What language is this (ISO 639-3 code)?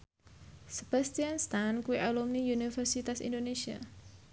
jav